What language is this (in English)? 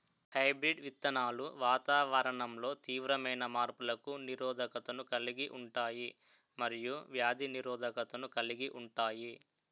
Telugu